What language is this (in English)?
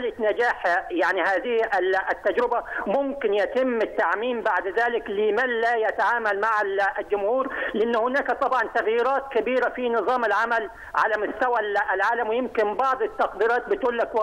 Arabic